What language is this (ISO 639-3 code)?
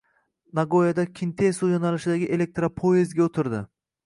uzb